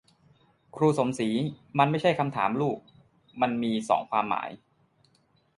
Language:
Thai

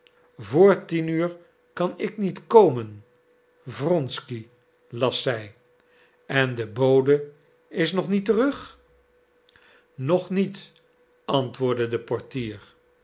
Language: Dutch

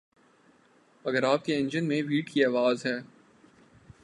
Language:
Urdu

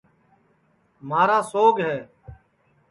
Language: Sansi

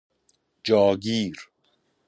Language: Persian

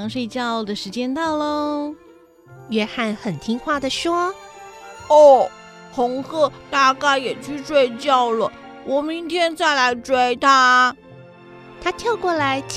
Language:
Chinese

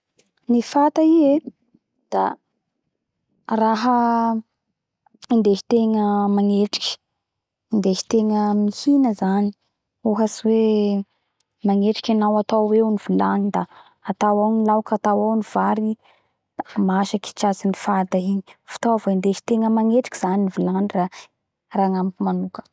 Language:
Bara Malagasy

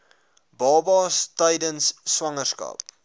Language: Afrikaans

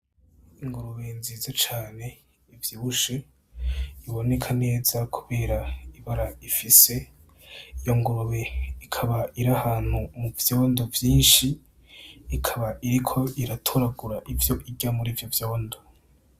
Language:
Rundi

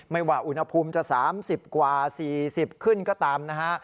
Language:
Thai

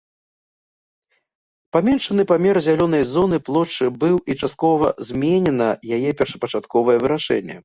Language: Belarusian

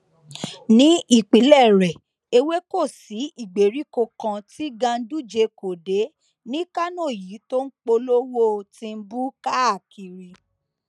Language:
Yoruba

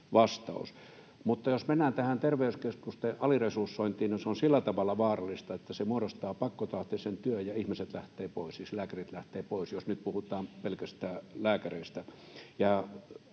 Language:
Finnish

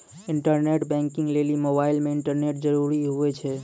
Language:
Maithili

